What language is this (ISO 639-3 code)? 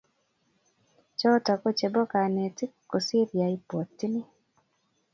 kln